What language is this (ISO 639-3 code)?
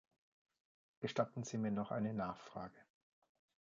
deu